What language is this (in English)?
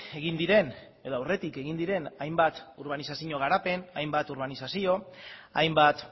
Basque